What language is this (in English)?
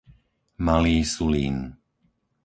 Slovak